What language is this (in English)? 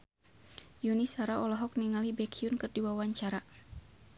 Sundanese